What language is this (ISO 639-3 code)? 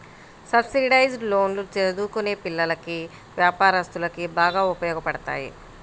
tel